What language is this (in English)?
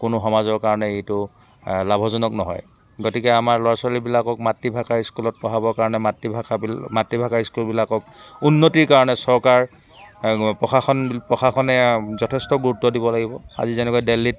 Assamese